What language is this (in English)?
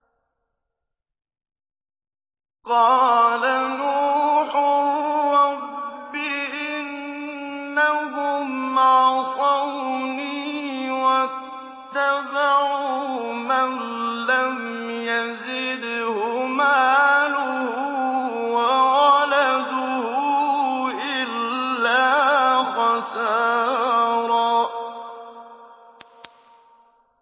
Arabic